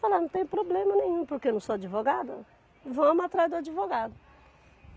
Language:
Portuguese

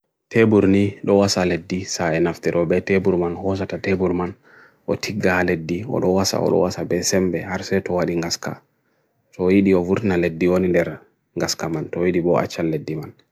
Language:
Bagirmi Fulfulde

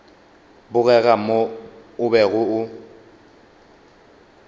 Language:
Northern Sotho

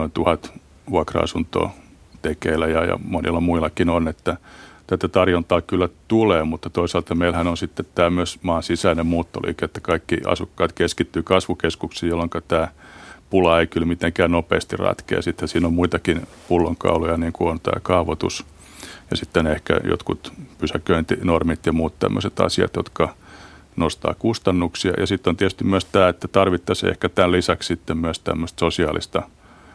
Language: Finnish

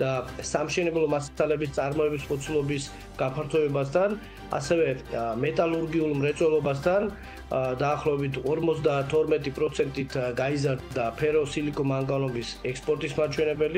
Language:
Romanian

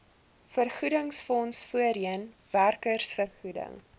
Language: Afrikaans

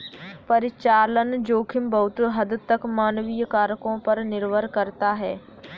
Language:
Hindi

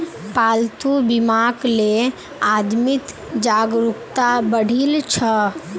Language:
Magahi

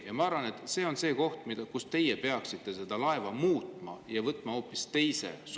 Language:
Estonian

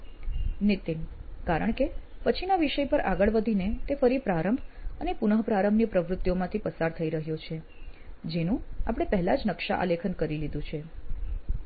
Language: Gujarati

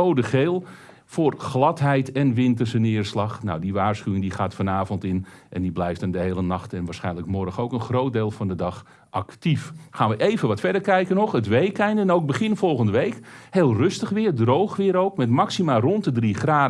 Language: Dutch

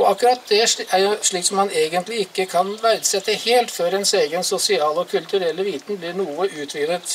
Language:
Norwegian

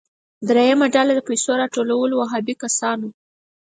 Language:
Pashto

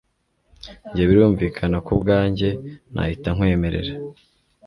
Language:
Kinyarwanda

